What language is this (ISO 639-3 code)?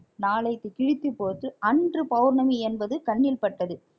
tam